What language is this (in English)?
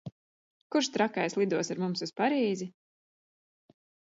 Latvian